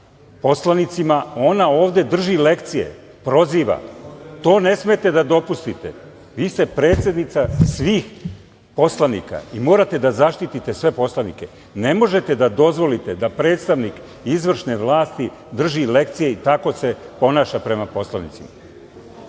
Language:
Serbian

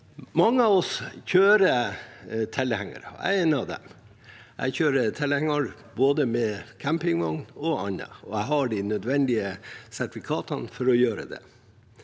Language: Norwegian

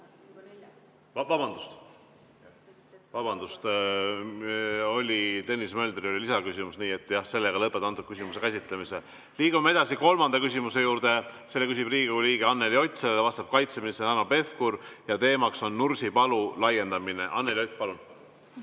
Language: Estonian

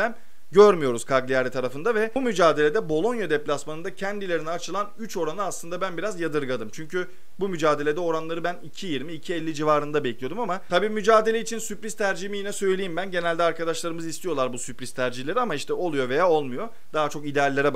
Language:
Turkish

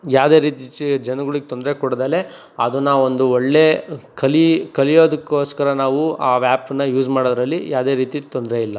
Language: Kannada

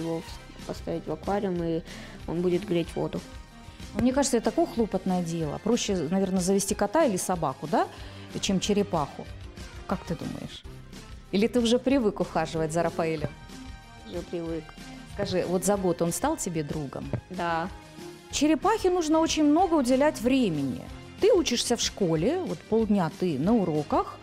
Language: Russian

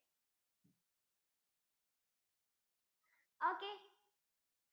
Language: Malayalam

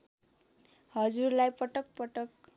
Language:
Nepali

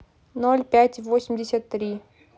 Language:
Russian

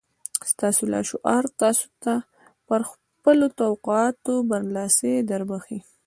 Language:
Pashto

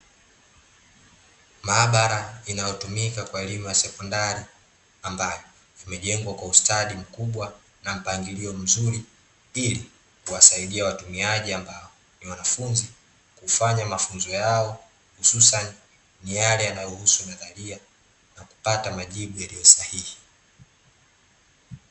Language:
Swahili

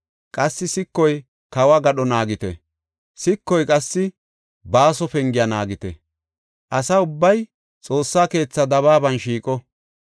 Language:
Gofa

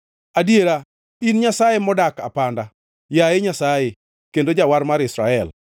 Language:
Luo (Kenya and Tanzania)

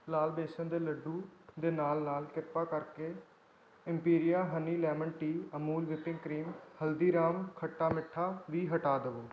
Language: Punjabi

